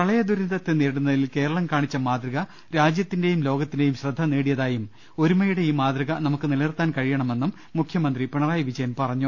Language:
Malayalam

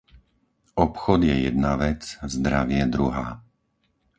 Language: Slovak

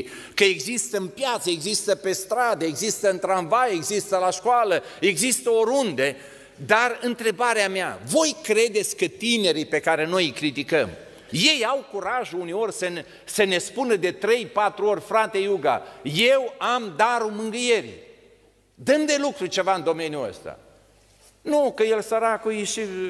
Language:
Romanian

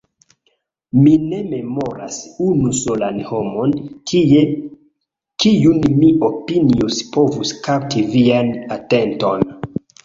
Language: Esperanto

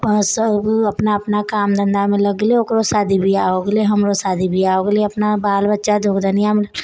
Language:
Maithili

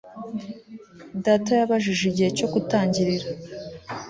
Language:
Kinyarwanda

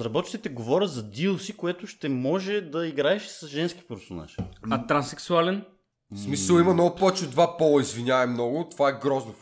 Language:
Bulgarian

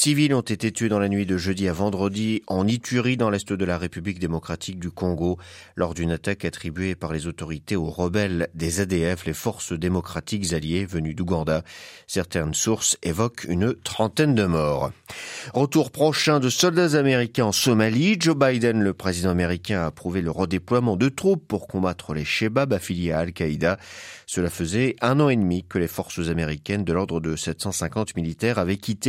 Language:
French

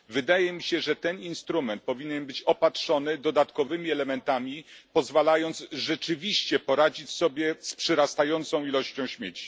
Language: Polish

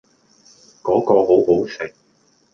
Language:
Cantonese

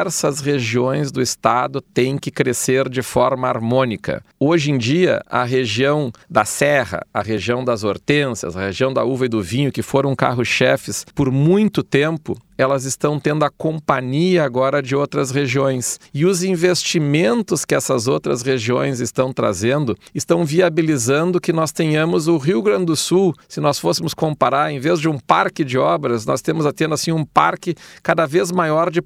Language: Portuguese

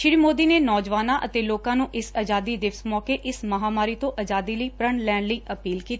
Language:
Punjabi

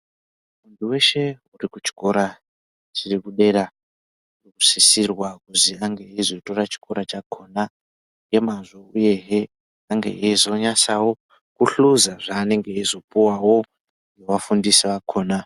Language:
Ndau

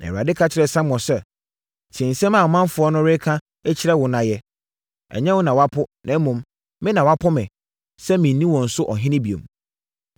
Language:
Akan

